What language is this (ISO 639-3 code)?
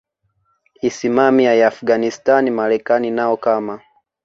swa